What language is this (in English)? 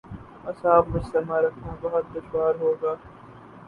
Urdu